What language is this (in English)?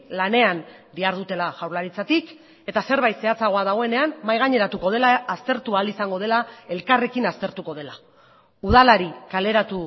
Basque